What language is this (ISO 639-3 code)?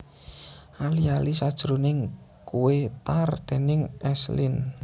jav